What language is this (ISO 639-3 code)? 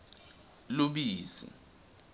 ssw